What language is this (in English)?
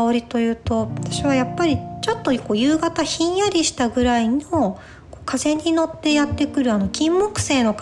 Japanese